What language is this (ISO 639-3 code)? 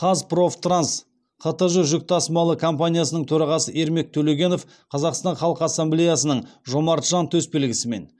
kaz